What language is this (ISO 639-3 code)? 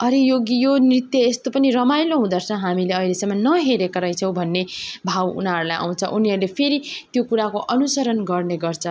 nep